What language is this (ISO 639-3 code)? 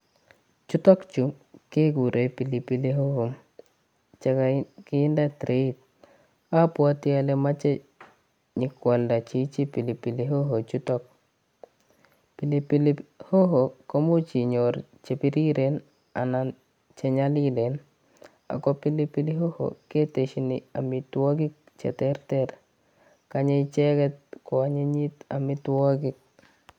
kln